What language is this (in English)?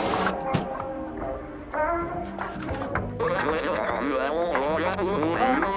Indonesian